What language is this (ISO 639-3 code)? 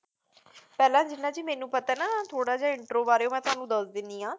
pan